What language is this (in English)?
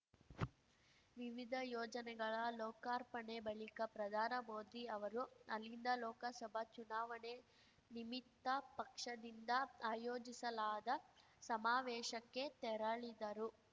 Kannada